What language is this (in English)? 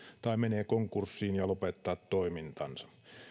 Finnish